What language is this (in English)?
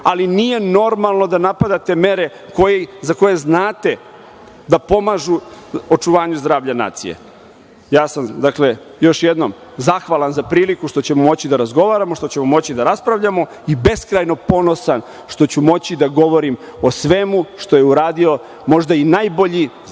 Serbian